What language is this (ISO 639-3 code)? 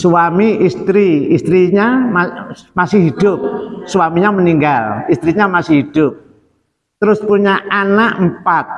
ind